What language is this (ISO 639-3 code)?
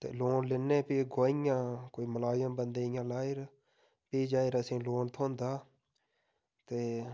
doi